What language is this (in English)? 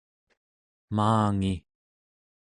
Central Yupik